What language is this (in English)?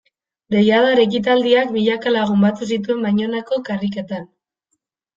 Basque